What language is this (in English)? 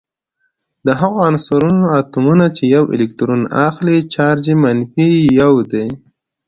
Pashto